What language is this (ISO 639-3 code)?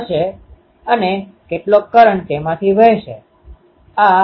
guj